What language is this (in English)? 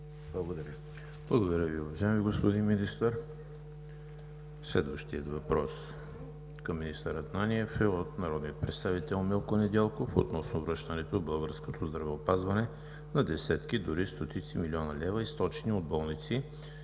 Bulgarian